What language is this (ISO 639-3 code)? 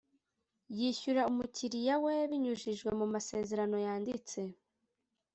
kin